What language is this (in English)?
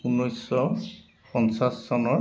Assamese